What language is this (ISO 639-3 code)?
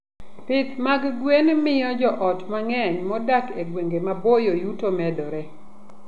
luo